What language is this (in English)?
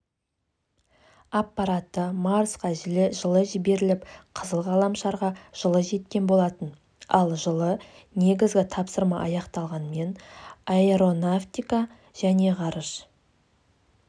Kazakh